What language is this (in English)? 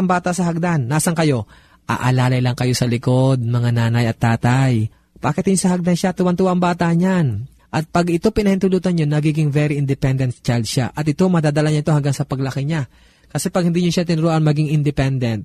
Filipino